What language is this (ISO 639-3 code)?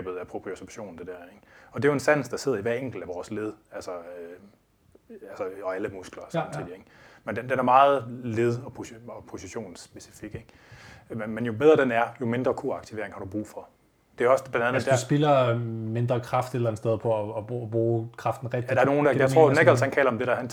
dan